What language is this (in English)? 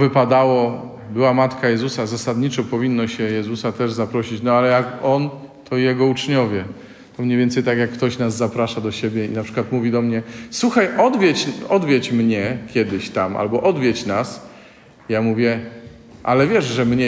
Polish